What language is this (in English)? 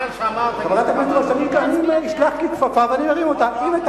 Hebrew